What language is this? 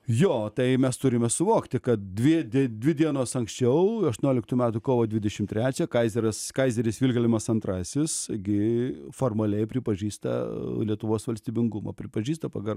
Lithuanian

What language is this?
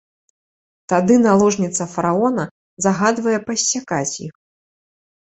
Belarusian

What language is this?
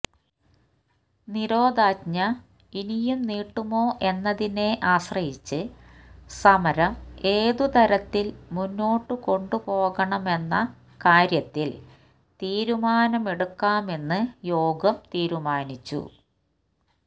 Malayalam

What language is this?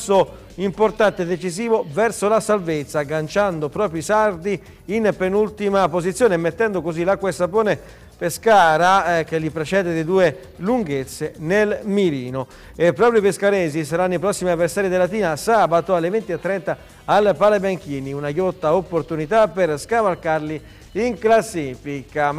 Italian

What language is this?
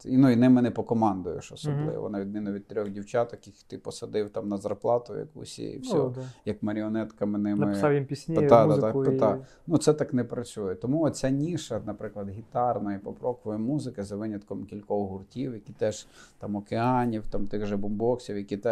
Ukrainian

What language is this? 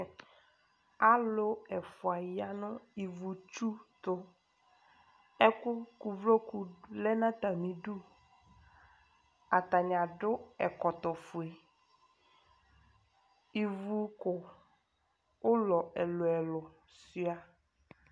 Ikposo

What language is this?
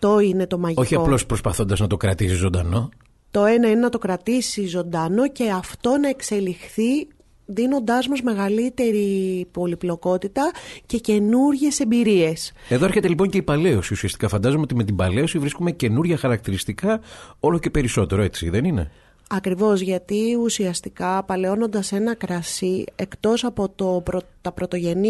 Greek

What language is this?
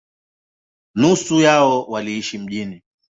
Swahili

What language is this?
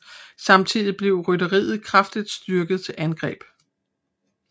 Danish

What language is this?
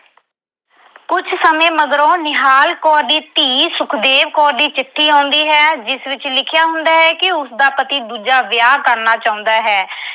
Punjabi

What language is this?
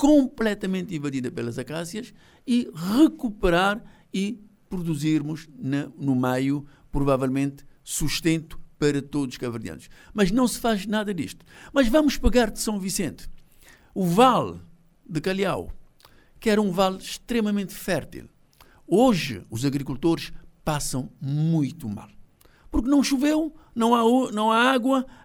Portuguese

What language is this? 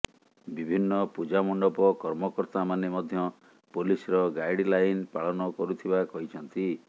Odia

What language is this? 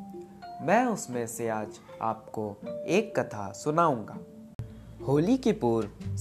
Hindi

